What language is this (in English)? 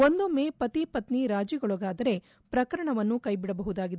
Kannada